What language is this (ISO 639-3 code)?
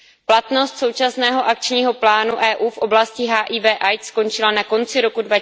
ces